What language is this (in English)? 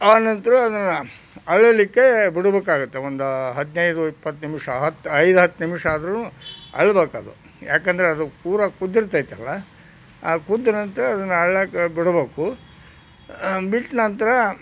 Kannada